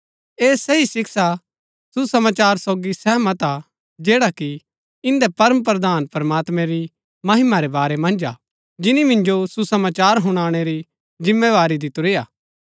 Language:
Gaddi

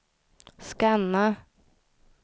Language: Swedish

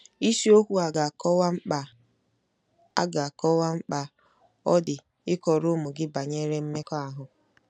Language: Igbo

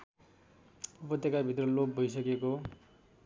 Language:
Nepali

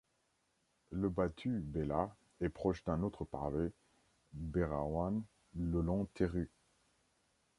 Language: French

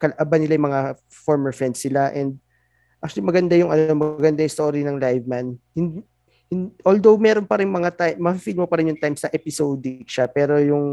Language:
Filipino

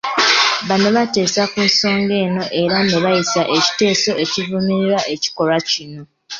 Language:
Ganda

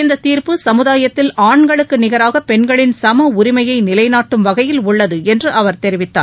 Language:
Tamil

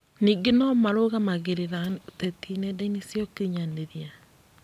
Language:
Kikuyu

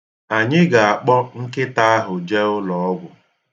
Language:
Igbo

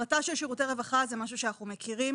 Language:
Hebrew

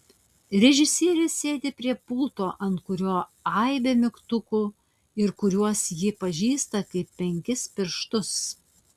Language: Lithuanian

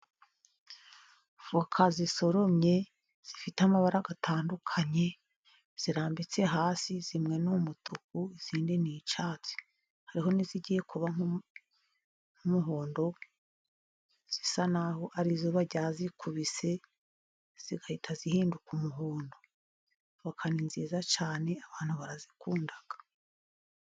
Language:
Kinyarwanda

